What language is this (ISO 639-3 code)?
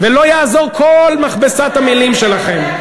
heb